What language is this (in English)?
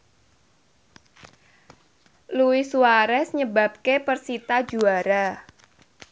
Javanese